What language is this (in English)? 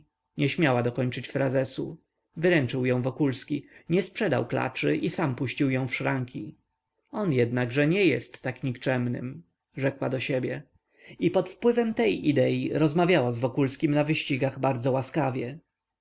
Polish